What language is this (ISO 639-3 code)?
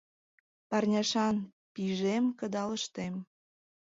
chm